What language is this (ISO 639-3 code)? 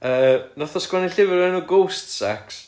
cym